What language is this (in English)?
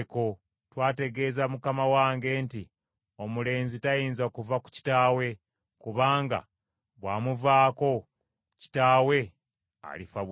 Ganda